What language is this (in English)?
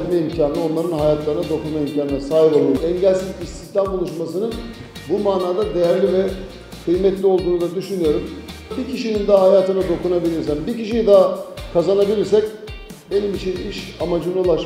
Turkish